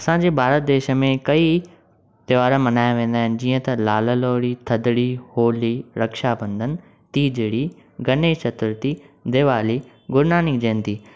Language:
Sindhi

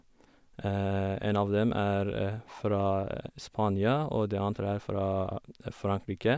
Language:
Norwegian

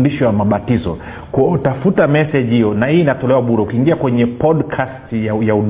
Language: Swahili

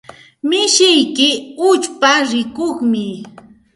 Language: Santa Ana de Tusi Pasco Quechua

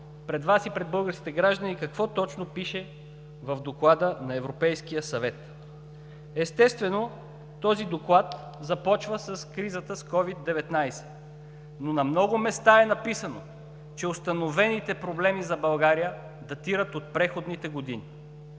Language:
Bulgarian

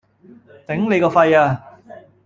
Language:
Cantonese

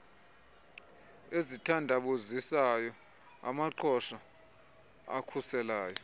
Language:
Xhosa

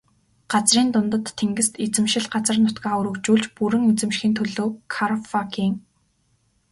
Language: Mongolian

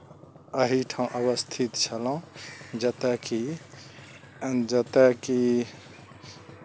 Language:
Maithili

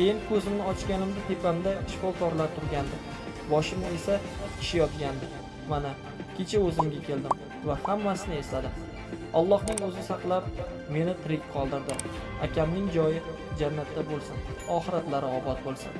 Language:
Turkish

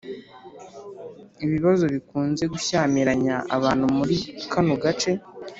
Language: Kinyarwanda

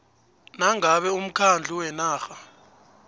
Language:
South Ndebele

